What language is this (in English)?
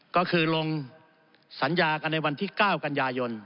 Thai